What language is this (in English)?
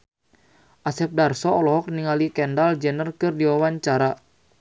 Sundanese